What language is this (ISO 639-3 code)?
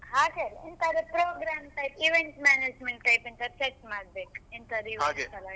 kan